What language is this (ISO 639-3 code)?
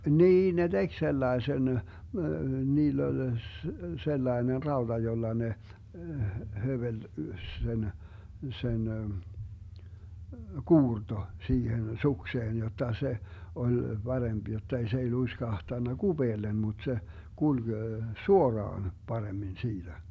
fin